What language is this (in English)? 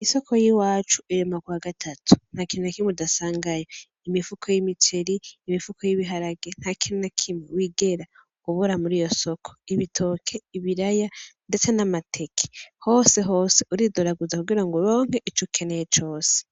Rundi